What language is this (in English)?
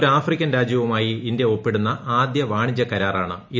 Malayalam